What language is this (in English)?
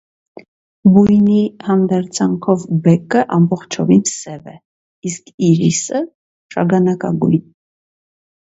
Armenian